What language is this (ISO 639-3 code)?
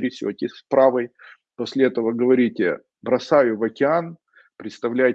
rus